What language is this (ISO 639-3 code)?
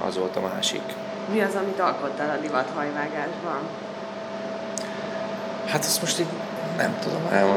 hun